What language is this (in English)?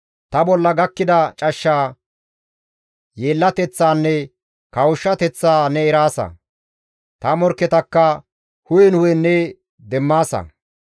Gamo